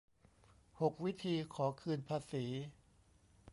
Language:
Thai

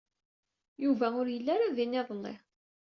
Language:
Kabyle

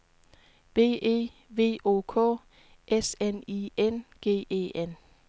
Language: Danish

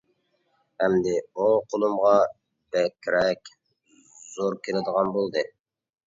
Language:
Uyghur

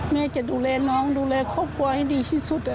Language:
Thai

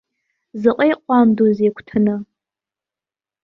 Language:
Abkhazian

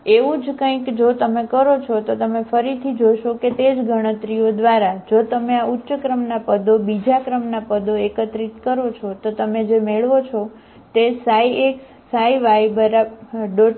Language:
Gujarati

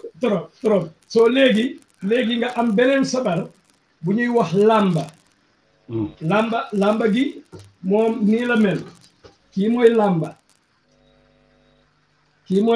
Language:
French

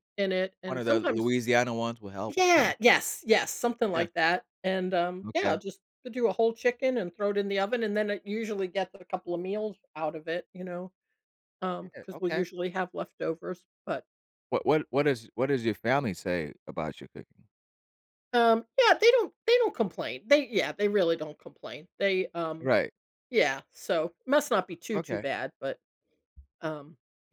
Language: English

